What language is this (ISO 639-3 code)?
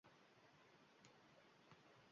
uzb